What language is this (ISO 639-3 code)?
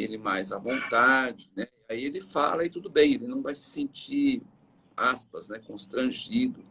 por